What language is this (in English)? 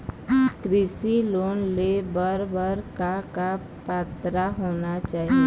Chhattisgarhi